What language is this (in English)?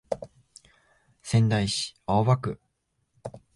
Japanese